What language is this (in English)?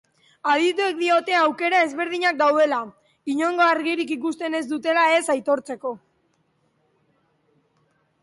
Basque